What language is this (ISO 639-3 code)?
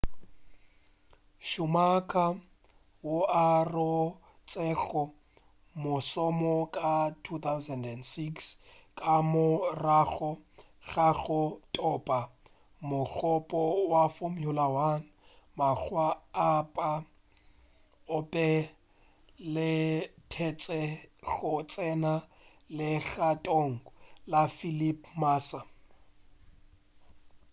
nso